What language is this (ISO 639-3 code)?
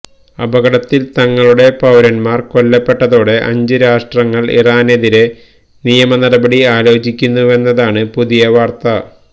mal